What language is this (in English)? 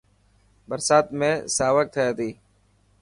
Dhatki